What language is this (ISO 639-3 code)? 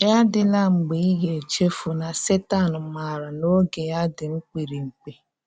ibo